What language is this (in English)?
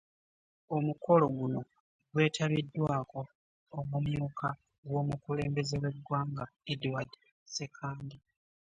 Ganda